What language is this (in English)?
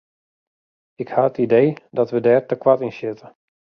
Western Frisian